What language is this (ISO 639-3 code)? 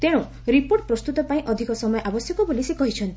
ori